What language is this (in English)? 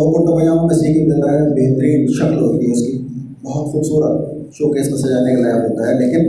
Urdu